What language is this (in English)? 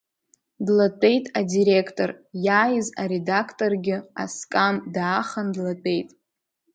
Abkhazian